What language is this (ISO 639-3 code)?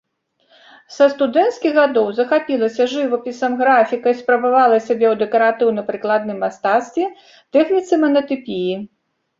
bel